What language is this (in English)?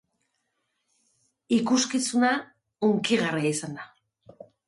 Basque